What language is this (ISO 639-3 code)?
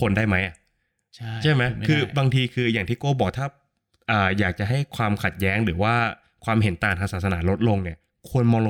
tha